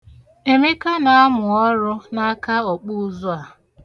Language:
Igbo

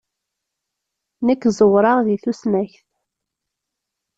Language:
Kabyle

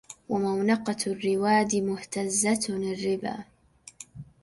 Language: Arabic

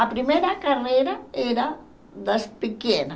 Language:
Portuguese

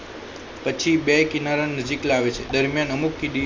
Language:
Gujarati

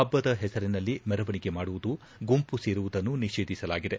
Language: Kannada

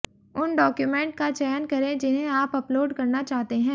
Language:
Hindi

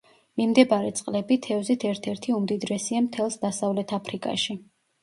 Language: Georgian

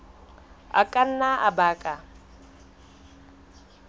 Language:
Southern Sotho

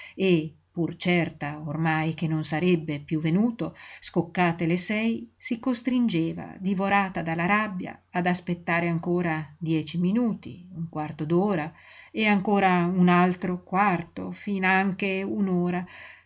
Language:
Italian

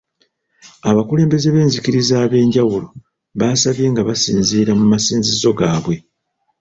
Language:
Ganda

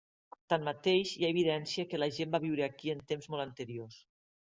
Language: Catalan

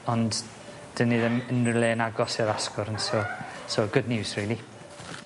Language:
Welsh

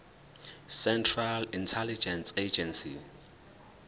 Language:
Zulu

